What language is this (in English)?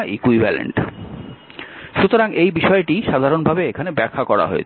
Bangla